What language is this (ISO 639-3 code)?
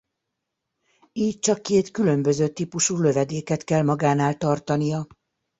hun